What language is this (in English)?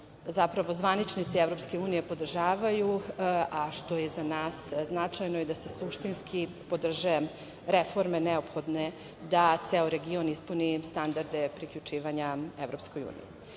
Serbian